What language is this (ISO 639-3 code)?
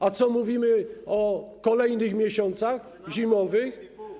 pol